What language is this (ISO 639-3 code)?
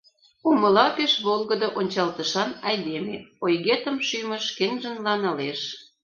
chm